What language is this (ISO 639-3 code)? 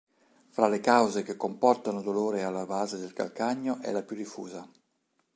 ita